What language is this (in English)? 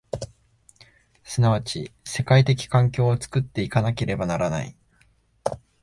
Japanese